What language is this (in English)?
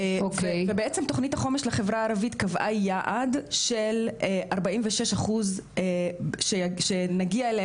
Hebrew